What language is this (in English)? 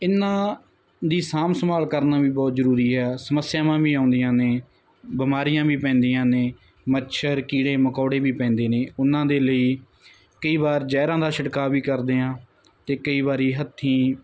Punjabi